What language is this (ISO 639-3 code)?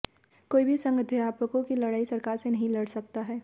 hin